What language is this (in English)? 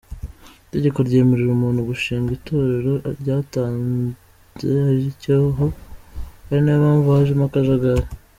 Kinyarwanda